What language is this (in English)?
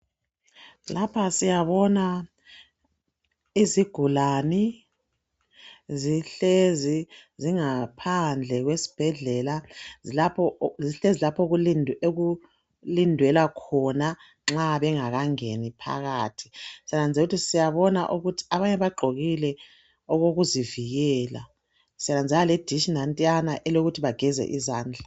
North Ndebele